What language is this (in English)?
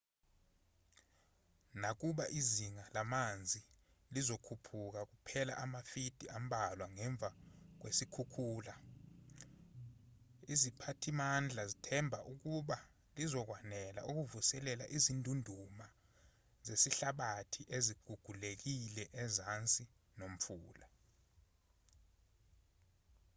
Zulu